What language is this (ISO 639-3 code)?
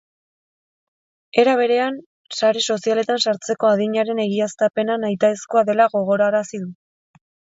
eus